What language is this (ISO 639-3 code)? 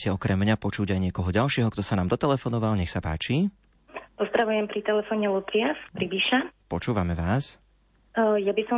slk